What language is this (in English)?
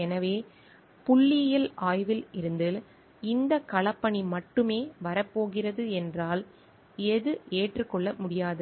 Tamil